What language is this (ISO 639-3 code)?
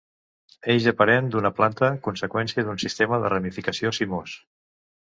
cat